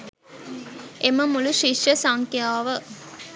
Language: Sinhala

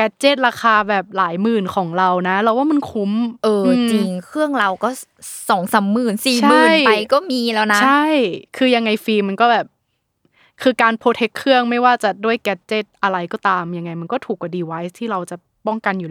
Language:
Thai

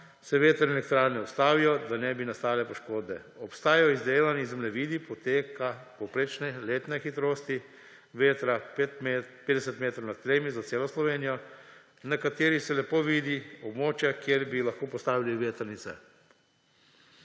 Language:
Slovenian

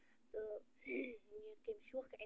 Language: Kashmiri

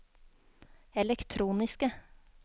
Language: Norwegian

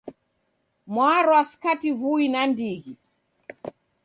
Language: Taita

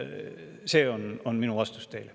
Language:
Estonian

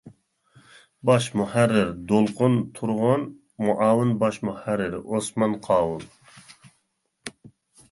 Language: Uyghur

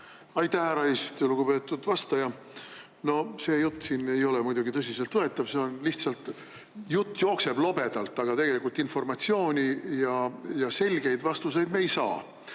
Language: Estonian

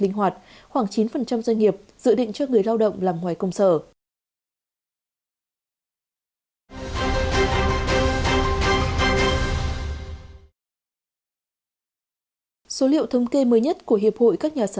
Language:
Vietnamese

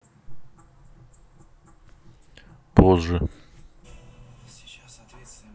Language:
Russian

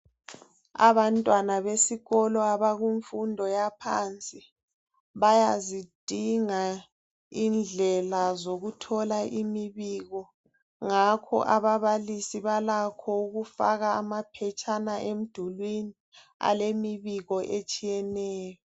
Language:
North Ndebele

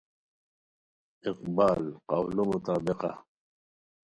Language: Khowar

